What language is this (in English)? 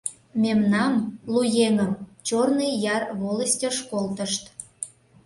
Mari